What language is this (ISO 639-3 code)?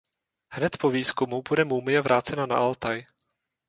ces